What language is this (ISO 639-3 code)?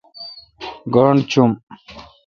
xka